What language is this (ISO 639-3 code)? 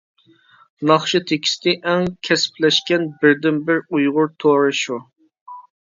uig